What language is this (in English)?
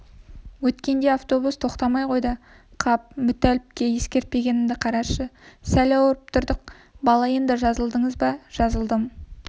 Kazakh